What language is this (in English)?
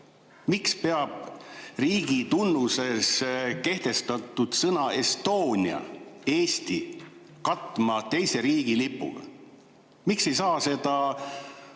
Estonian